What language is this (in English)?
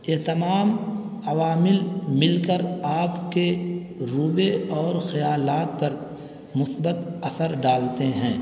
Urdu